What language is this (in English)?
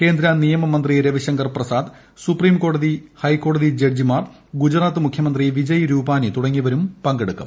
Malayalam